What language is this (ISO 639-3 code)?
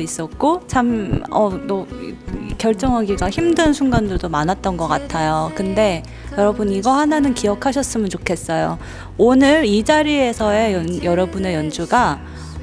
kor